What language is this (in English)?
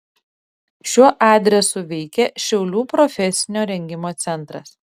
Lithuanian